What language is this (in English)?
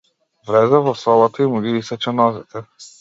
Macedonian